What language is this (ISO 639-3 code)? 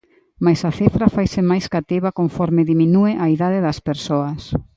glg